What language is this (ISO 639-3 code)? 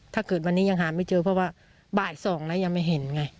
tha